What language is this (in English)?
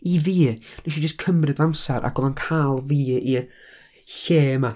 Welsh